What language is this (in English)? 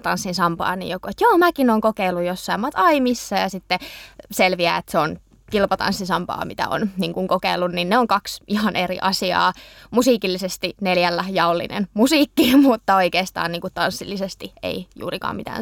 Finnish